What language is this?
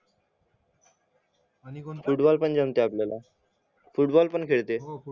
Marathi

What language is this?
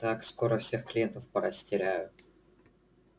Russian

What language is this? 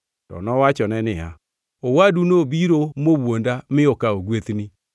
Luo (Kenya and Tanzania)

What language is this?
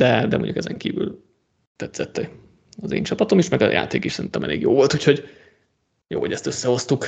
Hungarian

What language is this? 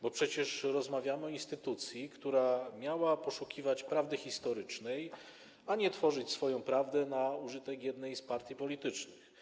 Polish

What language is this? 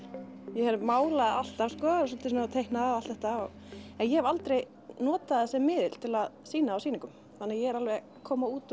Icelandic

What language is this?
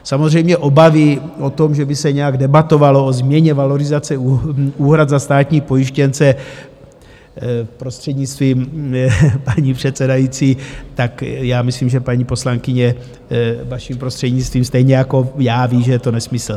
Czech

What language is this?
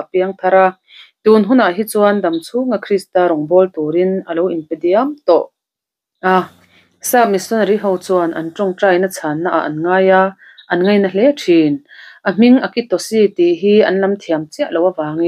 Arabic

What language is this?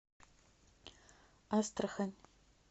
Russian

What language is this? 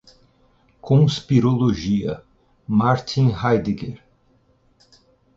Portuguese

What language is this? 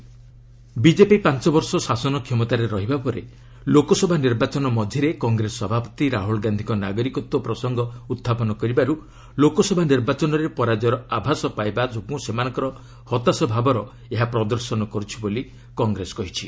Odia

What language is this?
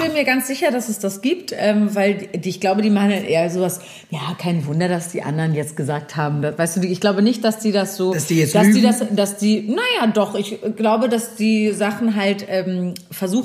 German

